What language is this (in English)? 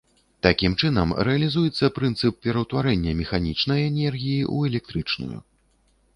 Belarusian